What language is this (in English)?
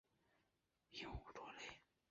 Chinese